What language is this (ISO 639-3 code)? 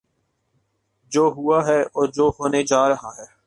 urd